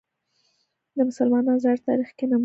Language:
Pashto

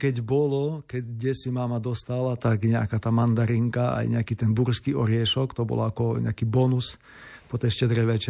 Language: Slovak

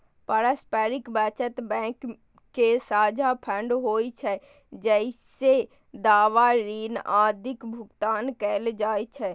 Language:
Maithili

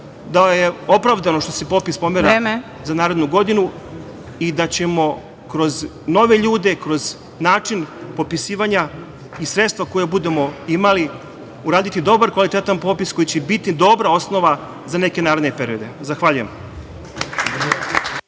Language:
Serbian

